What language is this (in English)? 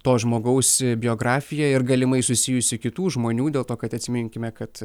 Lithuanian